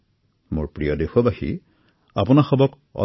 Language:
Assamese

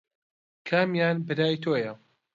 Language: Central Kurdish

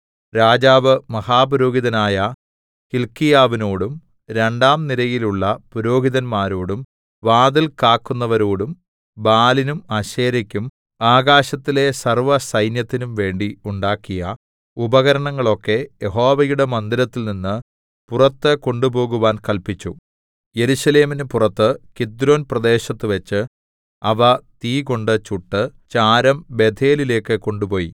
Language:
Malayalam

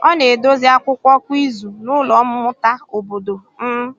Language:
Igbo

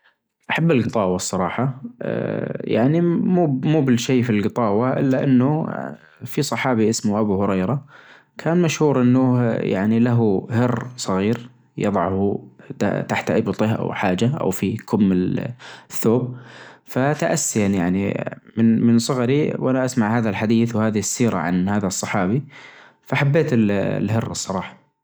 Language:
Najdi Arabic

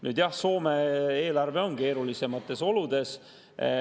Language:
Estonian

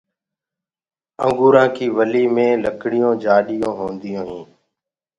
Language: Gurgula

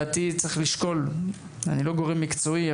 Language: Hebrew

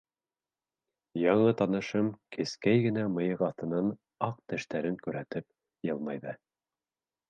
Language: Bashkir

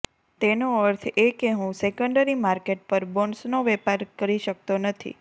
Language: Gujarati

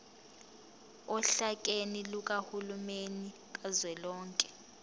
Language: Zulu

